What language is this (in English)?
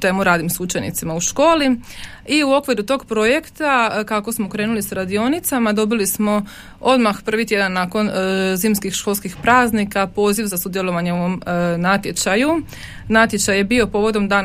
Croatian